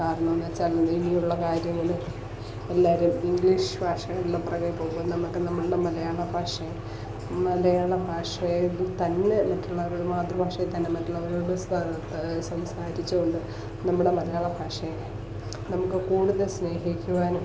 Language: Malayalam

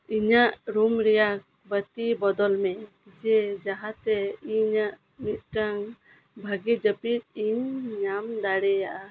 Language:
Santali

